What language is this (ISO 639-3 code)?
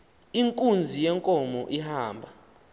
xho